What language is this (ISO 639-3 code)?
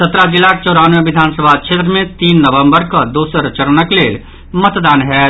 mai